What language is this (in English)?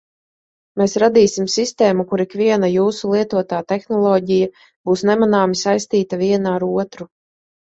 Latvian